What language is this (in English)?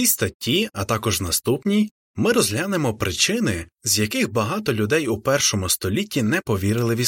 Ukrainian